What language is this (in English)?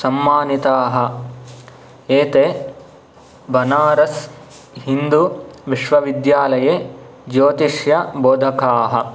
Sanskrit